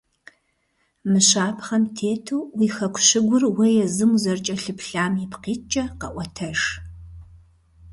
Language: Kabardian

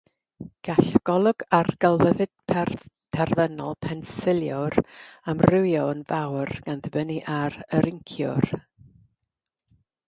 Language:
Welsh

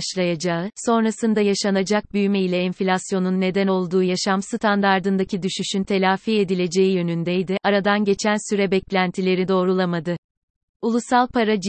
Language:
Turkish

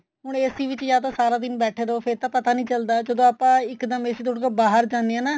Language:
Punjabi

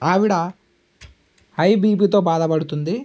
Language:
Telugu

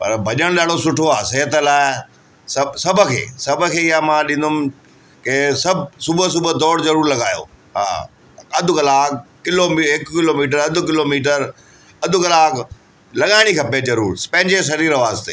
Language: Sindhi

